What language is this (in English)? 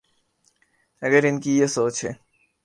Urdu